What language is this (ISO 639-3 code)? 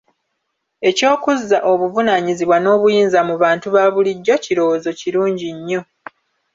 lug